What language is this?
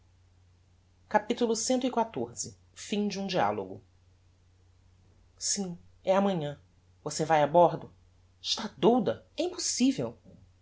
Portuguese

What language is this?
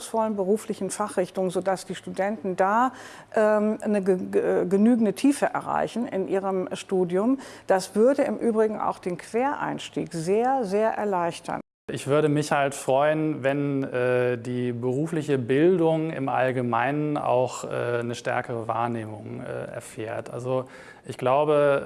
German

